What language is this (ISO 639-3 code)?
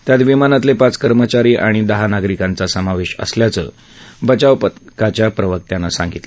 mar